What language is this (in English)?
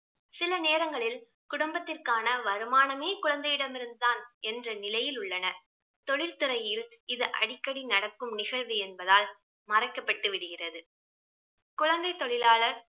Tamil